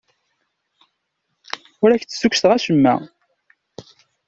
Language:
Kabyle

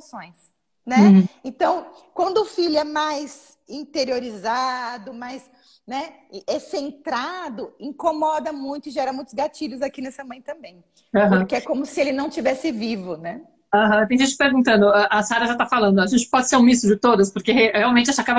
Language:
Portuguese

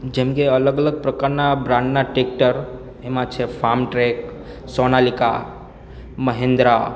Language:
Gujarati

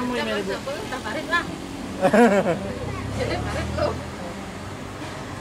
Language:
Indonesian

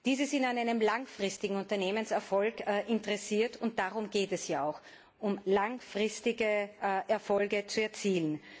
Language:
German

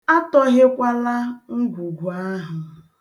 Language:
Igbo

